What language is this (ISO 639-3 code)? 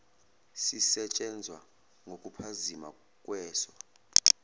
zul